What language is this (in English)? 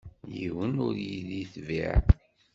Kabyle